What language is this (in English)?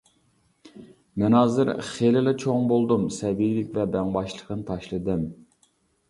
Uyghur